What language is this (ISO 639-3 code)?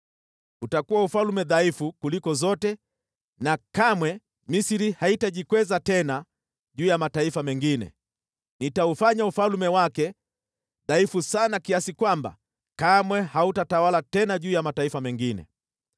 swa